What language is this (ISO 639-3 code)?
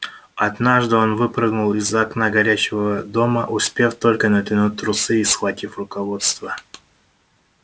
rus